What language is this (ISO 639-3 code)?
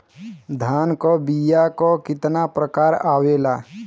bho